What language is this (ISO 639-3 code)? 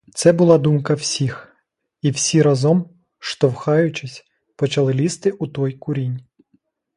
ukr